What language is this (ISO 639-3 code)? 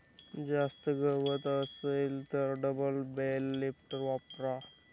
mar